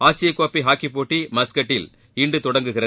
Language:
Tamil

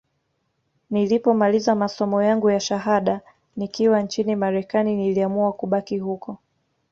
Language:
Swahili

